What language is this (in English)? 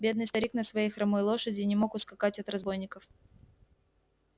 Russian